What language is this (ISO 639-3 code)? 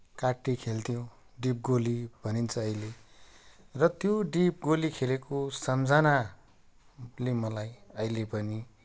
nep